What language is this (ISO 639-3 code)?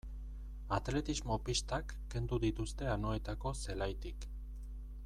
eus